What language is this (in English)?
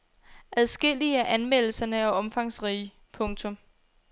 Danish